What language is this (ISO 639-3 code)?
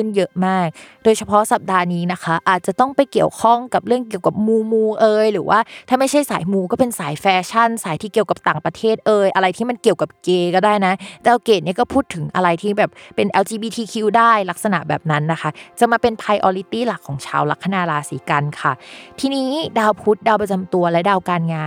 tha